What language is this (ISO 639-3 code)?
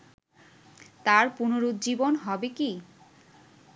ben